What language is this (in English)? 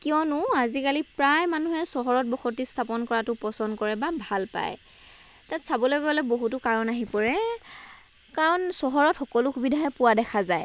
Assamese